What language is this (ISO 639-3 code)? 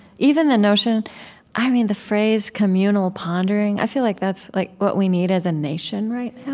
eng